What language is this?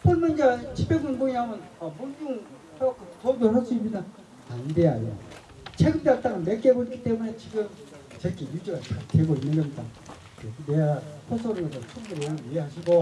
Korean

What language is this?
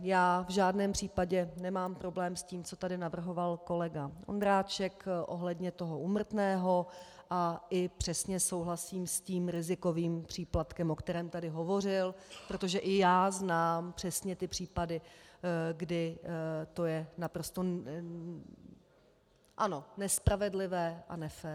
Czech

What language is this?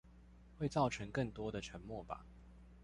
Chinese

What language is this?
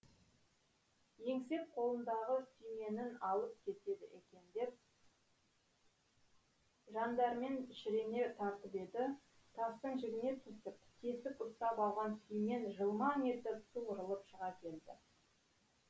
Kazakh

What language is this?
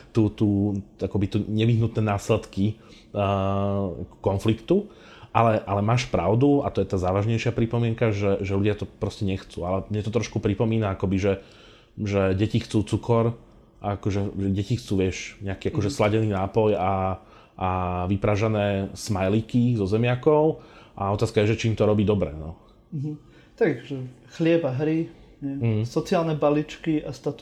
Slovak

